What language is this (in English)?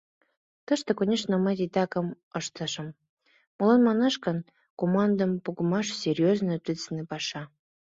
Mari